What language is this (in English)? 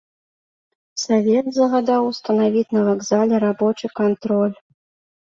Belarusian